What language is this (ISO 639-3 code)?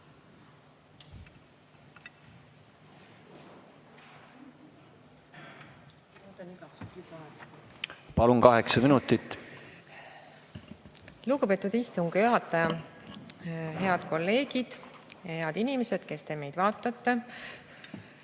est